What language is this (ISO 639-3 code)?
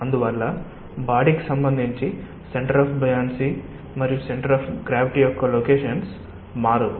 tel